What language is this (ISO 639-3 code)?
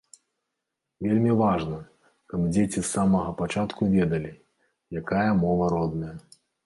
bel